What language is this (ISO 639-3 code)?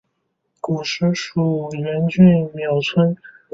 zho